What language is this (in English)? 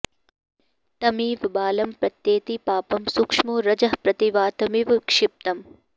Sanskrit